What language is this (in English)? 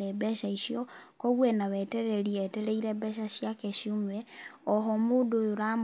Kikuyu